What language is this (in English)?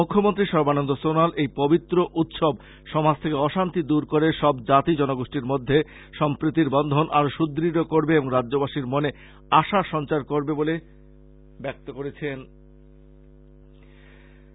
Bangla